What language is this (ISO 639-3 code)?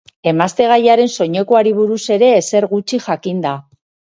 eus